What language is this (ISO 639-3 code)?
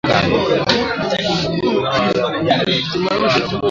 swa